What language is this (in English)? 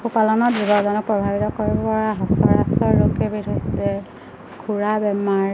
Assamese